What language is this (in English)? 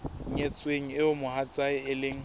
Southern Sotho